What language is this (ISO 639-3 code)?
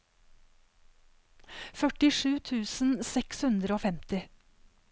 nor